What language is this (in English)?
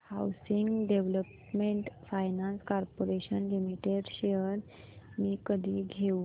Marathi